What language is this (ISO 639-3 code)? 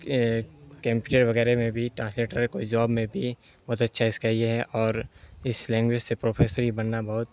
urd